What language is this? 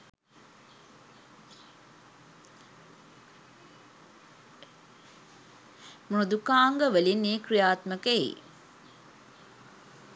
Sinhala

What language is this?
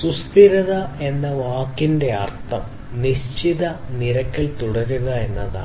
Malayalam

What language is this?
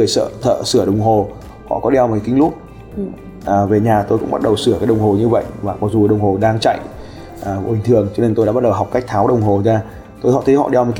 Vietnamese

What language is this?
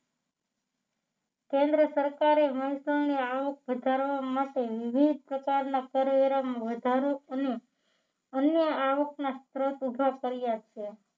Gujarati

